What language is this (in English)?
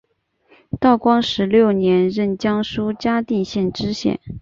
Chinese